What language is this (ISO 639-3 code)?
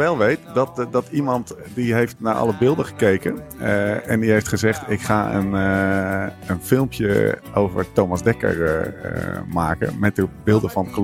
nld